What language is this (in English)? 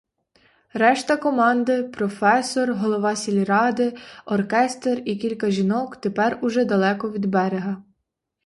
Ukrainian